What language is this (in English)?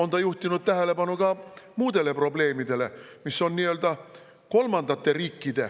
Estonian